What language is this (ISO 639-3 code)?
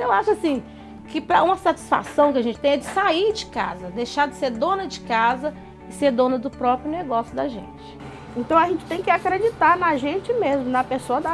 por